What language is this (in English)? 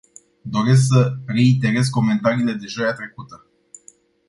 Romanian